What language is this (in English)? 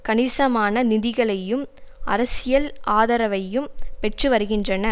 Tamil